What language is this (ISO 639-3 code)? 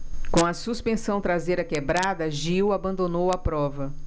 por